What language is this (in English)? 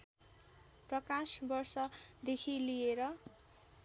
Nepali